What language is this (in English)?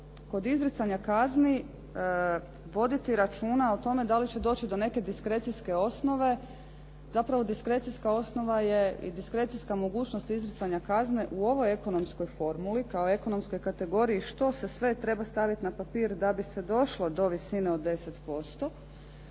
Croatian